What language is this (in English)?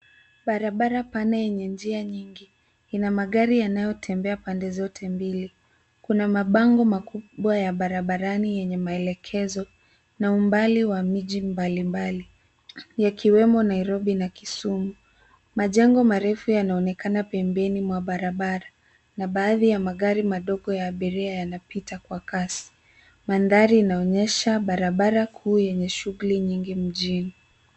Swahili